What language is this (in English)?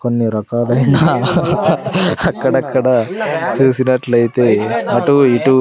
Telugu